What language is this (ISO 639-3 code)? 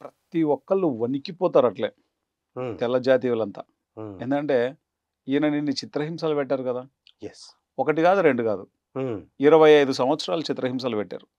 tel